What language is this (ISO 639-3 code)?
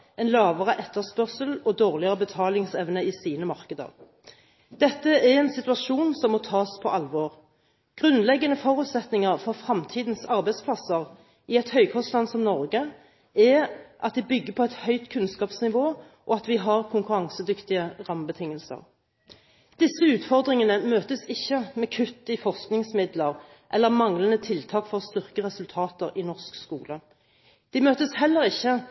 nob